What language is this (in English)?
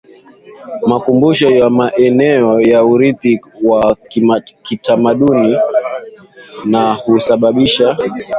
Swahili